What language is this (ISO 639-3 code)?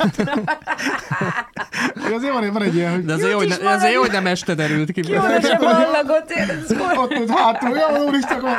hun